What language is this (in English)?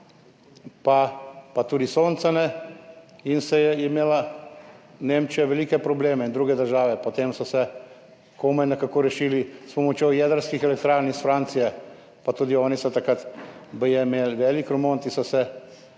Slovenian